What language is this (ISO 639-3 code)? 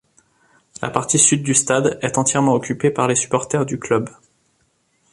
fra